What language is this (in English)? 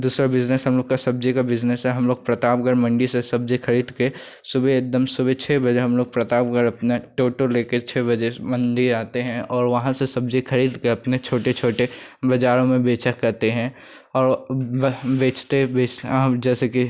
Hindi